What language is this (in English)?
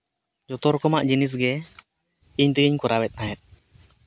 Santali